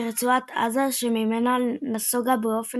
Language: Hebrew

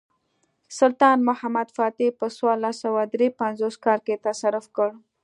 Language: Pashto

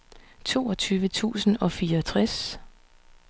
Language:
Danish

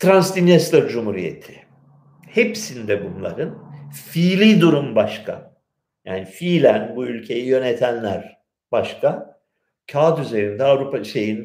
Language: Turkish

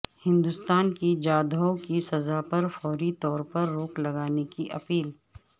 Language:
Urdu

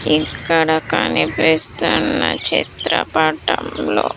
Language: Telugu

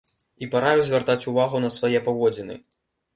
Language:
Belarusian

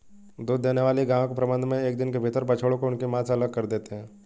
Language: Hindi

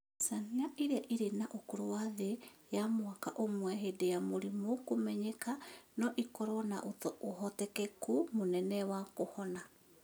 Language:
Kikuyu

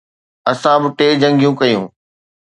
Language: Sindhi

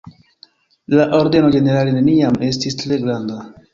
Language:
Esperanto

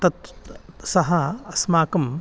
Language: Sanskrit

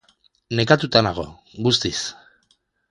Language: Basque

